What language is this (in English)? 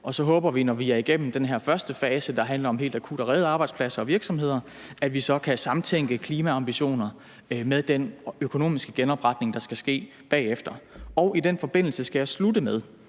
Danish